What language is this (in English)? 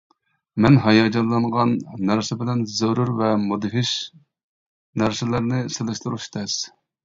Uyghur